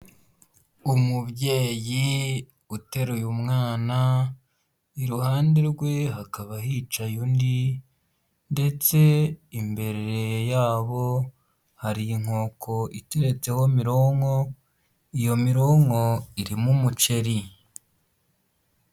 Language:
Kinyarwanda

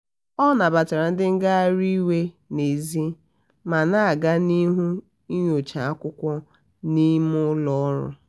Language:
Igbo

